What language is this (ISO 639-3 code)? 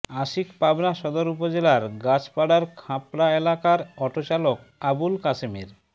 ben